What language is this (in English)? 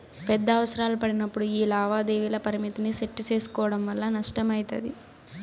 Telugu